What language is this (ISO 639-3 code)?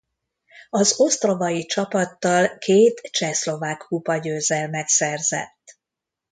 hun